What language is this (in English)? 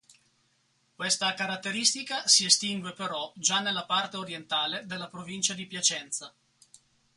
Italian